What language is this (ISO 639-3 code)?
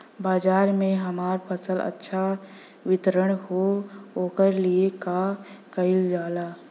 bho